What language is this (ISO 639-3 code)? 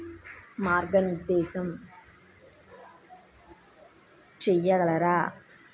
tel